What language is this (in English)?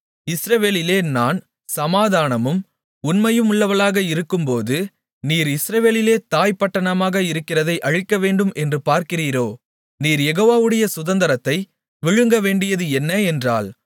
Tamil